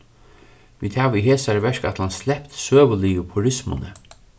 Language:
Faroese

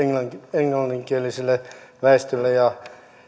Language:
Finnish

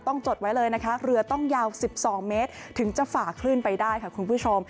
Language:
Thai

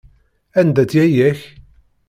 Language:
Kabyle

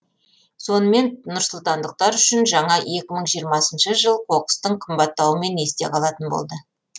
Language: Kazakh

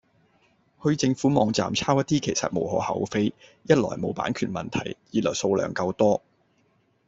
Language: Cantonese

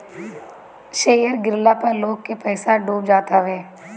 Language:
Bhojpuri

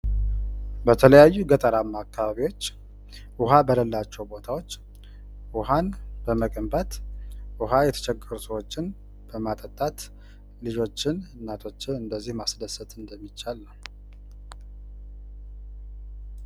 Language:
Amharic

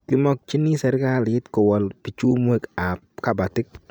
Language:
Kalenjin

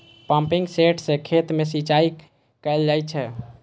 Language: Maithili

